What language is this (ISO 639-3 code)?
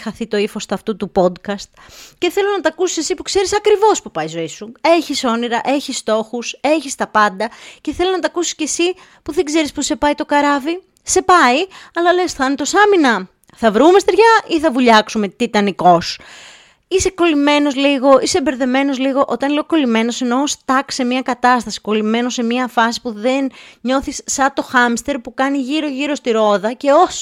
ell